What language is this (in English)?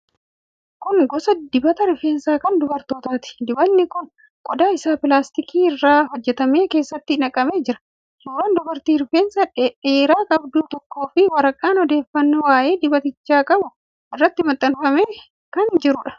Oromo